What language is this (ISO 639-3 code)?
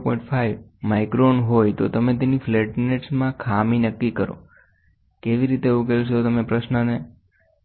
guj